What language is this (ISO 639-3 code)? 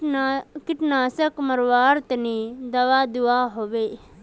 mag